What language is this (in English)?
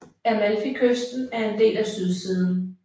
Danish